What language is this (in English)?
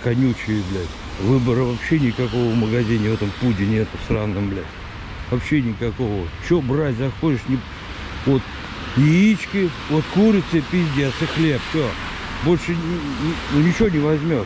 Russian